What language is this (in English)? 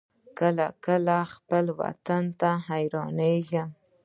Pashto